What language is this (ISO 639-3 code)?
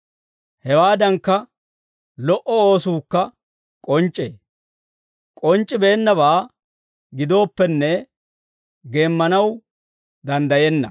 dwr